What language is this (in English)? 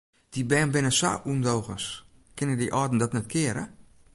Western Frisian